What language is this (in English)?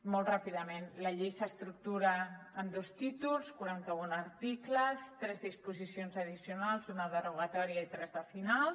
Catalan